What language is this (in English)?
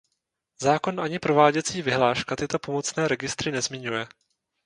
Czech